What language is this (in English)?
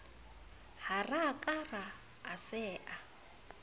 Southern Sotho